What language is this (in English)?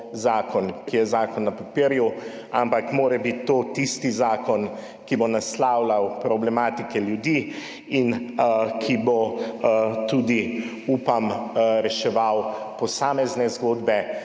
Slovenian